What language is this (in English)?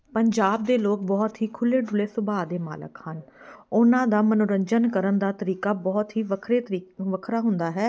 Punjabi